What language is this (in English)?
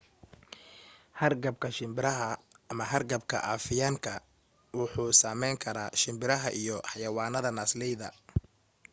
Somali